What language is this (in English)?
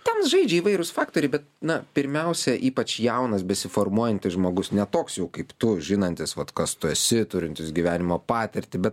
Lithuanian